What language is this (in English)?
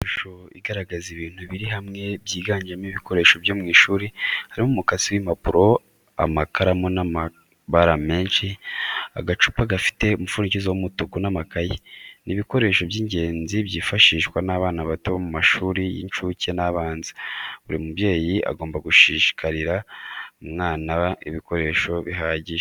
Kinyarwanda